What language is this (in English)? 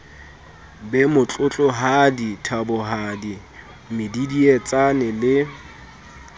Southern Sotho